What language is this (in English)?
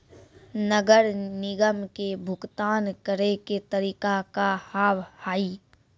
Maithili